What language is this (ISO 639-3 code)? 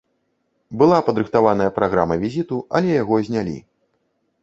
bel